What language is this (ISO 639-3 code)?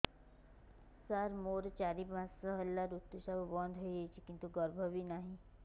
ori